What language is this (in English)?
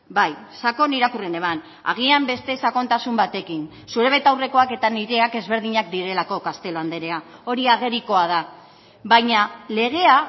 Basque